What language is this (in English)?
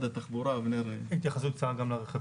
Hebrew